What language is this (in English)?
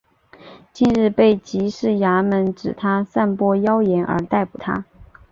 Chinese